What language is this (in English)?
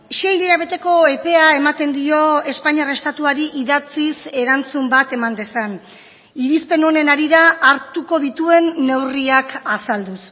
Basque